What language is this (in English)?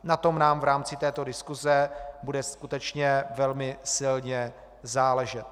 Czech